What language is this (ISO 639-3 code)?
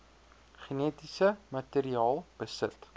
afr